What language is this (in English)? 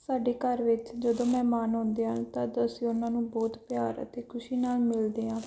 Punjabi